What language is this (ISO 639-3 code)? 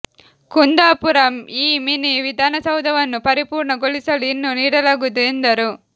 kan